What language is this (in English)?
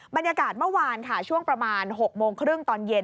Thai